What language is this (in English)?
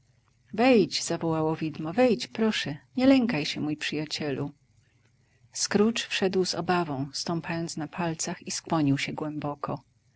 Polish